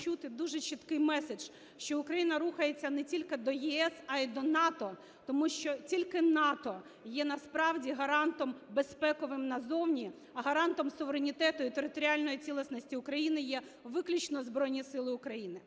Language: Ukrainian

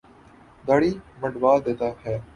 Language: Urdu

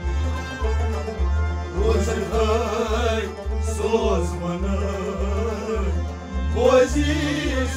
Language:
Romanian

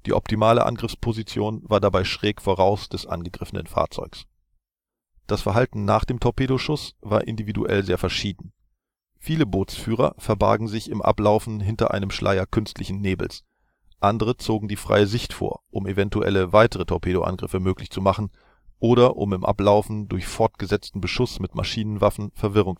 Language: German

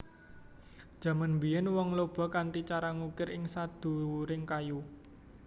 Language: Javanese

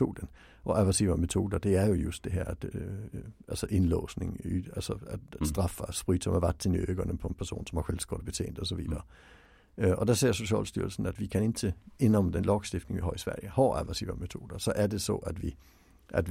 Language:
Swedish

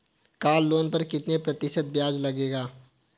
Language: Hindi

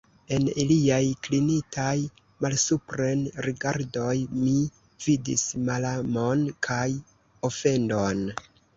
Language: Esperanto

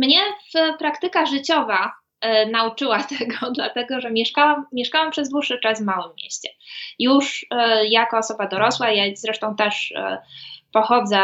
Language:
Polish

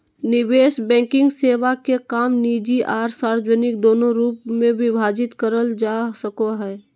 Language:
Magahi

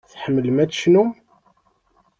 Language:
Kabyle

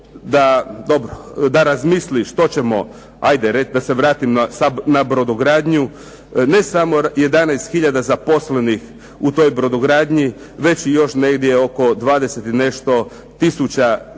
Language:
Croatian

